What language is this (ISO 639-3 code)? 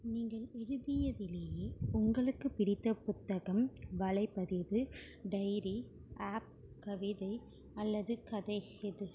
tam